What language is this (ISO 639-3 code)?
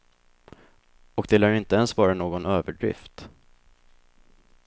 swe